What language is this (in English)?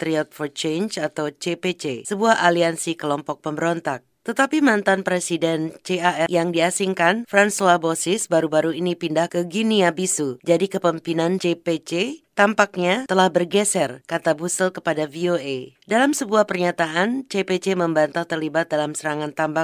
Indonesian